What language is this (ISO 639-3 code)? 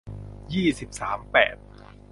tha